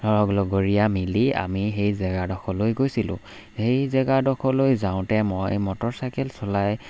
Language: Assamese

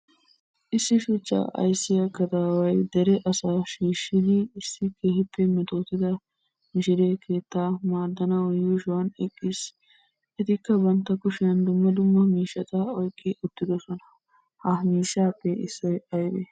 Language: Wolaytta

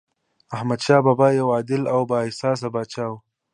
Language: Pashto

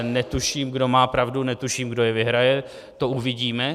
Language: Czech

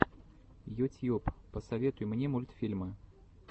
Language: Russian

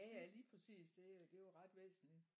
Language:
Danish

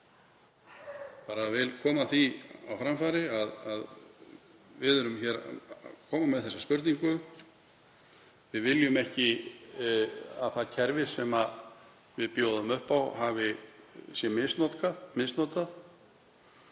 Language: Icelandic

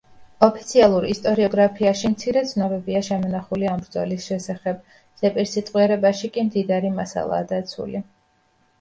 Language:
Georgian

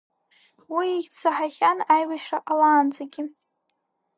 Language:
Abkhazian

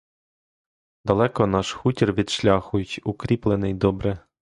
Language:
Ukrainian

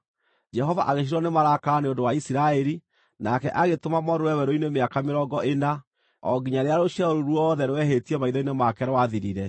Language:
Kikuyu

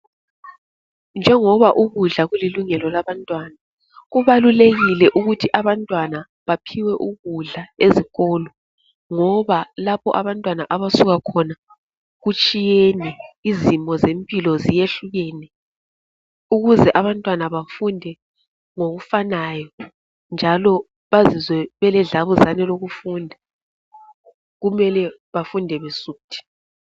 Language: North Ndebele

